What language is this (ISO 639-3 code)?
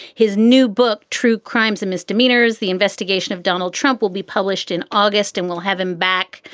eng